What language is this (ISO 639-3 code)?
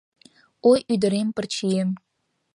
chm